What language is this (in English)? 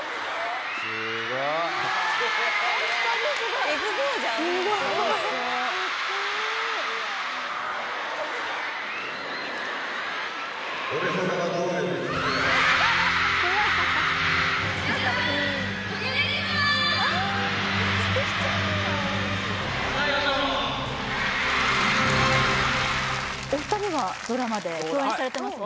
Japanese